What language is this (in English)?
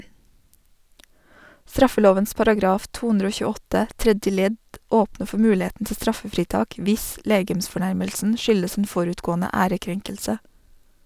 Norwegian